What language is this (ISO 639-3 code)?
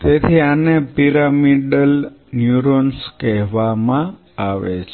guj